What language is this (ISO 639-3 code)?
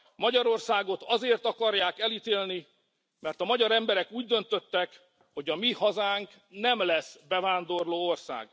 hun